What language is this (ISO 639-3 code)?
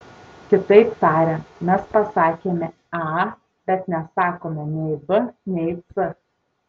lit